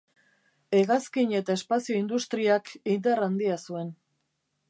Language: Basque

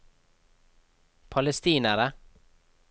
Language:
Norwegian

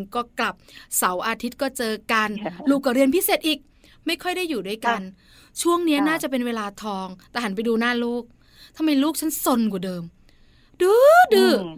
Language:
Thai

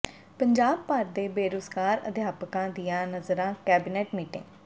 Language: Punjabi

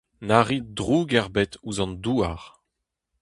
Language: Breton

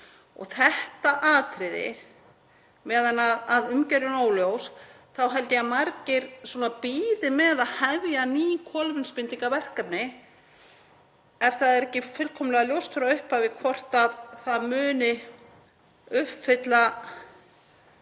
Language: Icelandic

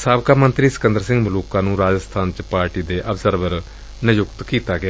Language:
Punjabi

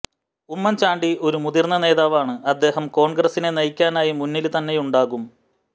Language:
Malayalam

